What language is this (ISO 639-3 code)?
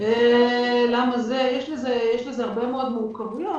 heb